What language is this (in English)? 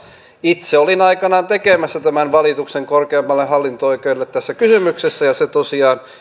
Finnish